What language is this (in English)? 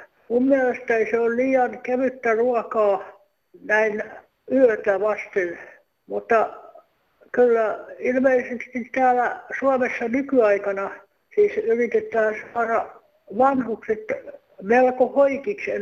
Finnish